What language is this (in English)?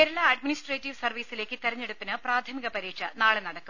Malayalam